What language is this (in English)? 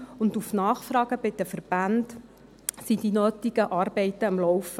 Swiss German